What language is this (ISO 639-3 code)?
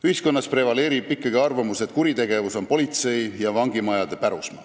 est